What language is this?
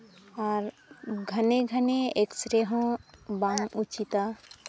Santali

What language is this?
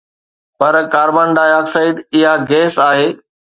Sindhi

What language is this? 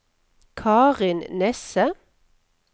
Norwegian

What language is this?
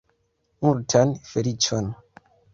Esperanto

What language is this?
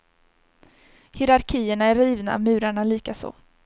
Swedish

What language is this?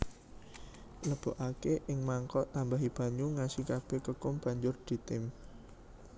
Javanese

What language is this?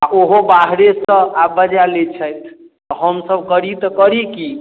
Maithili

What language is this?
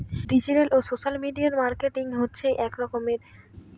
Bangla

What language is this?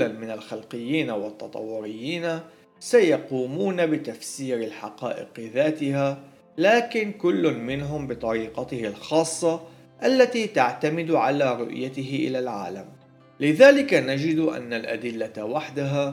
Arabic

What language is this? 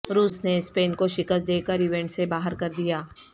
Urdu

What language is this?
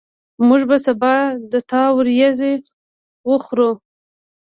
Pashto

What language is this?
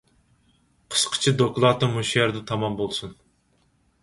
Uyghur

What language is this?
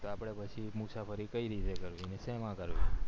Gujarati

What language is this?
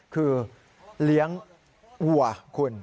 Thai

